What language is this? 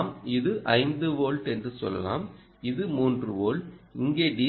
Tamil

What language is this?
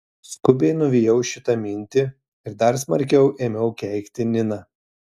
Lithuanian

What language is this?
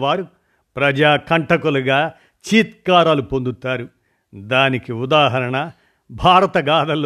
Telugu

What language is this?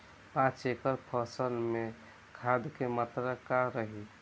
Bhojpuri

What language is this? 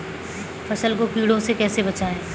Hindi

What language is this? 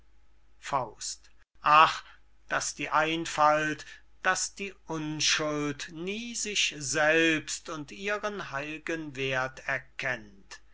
German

